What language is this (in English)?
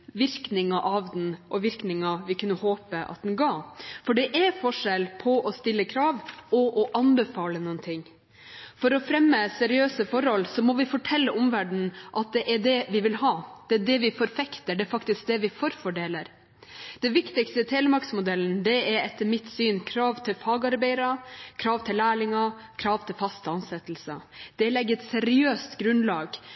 Norwegian Bokmål